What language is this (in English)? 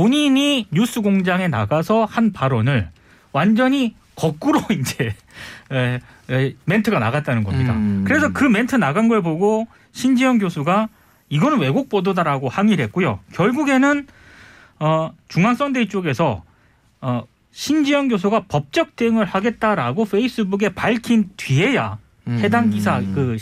Korean